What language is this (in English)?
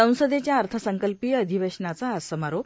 Marathi